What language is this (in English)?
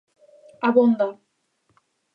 Galician